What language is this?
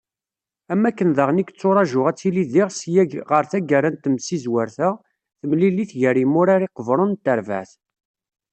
Kabyle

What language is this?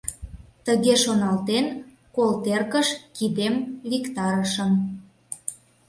Mari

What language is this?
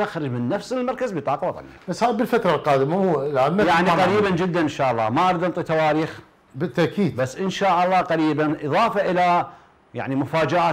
Arabic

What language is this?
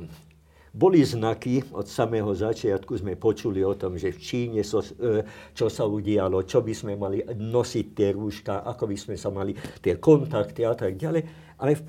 Slovak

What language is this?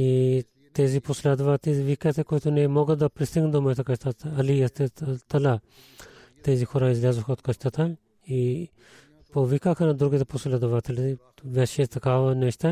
Bulgarian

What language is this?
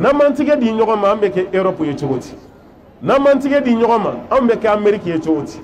Arabic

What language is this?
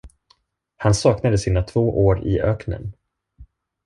Swedish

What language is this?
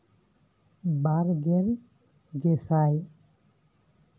Santali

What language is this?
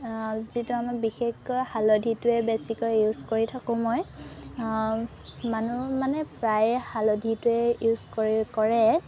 Assamese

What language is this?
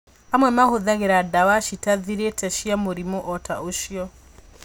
Kikuyu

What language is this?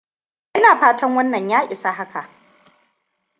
Hausa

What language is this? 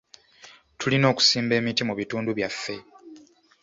Ganda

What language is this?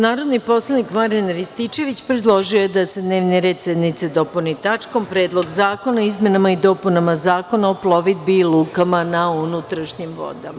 Serbian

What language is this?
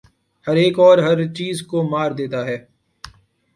Urdu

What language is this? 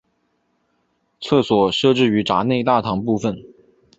Chinese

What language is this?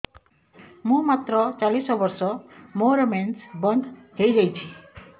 Odia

